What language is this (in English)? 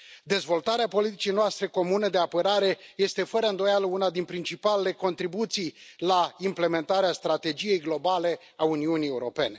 Romanian